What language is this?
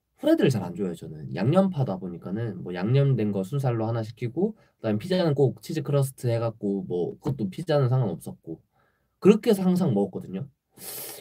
Korean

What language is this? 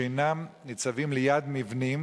Hebrew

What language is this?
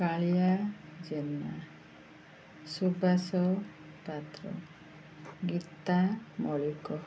Odia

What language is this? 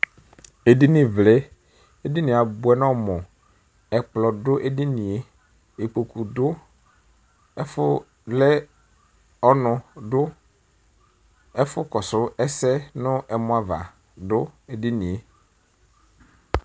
Ikposo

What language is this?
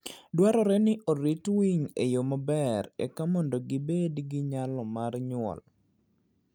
Luo (Kenya and Tanzania)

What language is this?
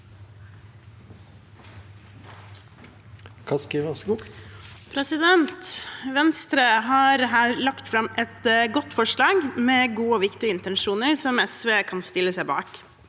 Norwegian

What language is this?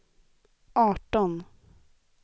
Swedish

